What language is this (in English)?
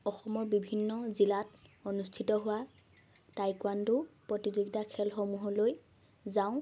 Assamese